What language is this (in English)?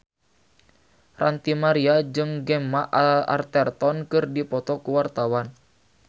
Sundanese